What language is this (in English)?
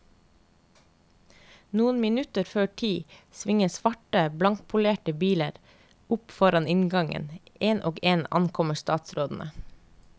Norwegian